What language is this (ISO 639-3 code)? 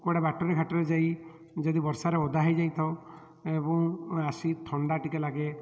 ori